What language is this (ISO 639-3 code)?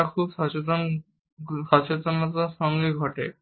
ben